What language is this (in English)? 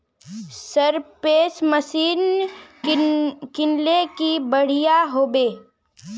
Magahi